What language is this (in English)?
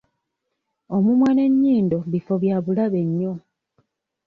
Ganda